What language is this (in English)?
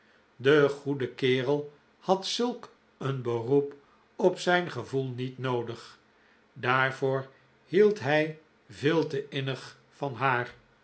Dutch